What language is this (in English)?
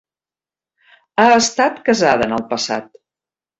Catalan